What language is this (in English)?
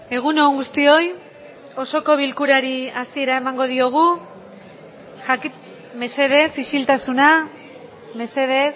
Basque